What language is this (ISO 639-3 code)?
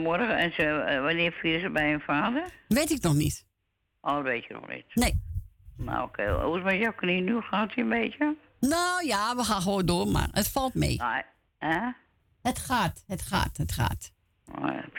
nld